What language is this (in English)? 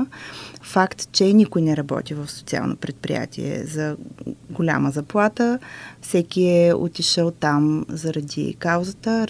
Bulgarian